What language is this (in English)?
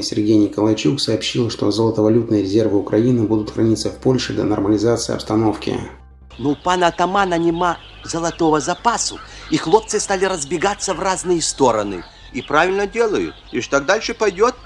Russian